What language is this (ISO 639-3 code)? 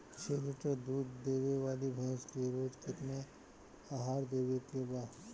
bho